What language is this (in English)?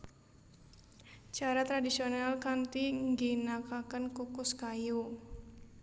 Javanese